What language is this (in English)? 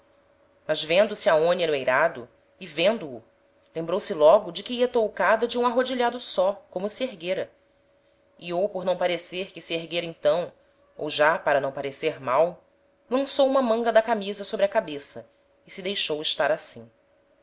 Portuguese